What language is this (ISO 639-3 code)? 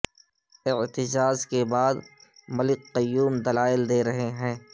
urd